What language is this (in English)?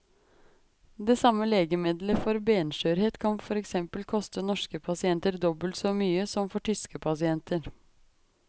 Norwegian